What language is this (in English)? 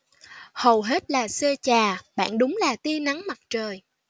Vietnamese